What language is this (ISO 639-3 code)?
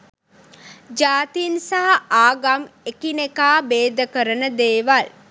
sin